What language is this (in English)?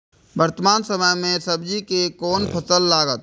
Maithili